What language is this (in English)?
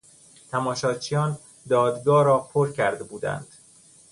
Persian